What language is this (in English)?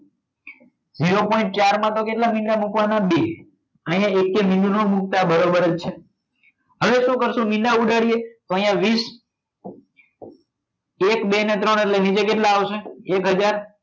Gujarati